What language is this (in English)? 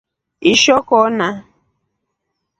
Rombo